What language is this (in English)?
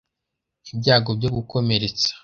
Kinyarwanda